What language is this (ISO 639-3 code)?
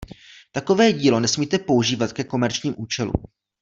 ces